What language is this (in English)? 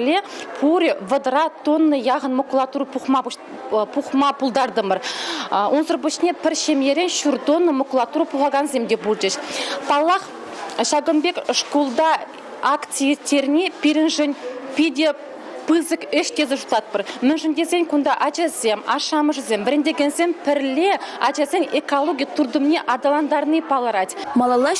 Russian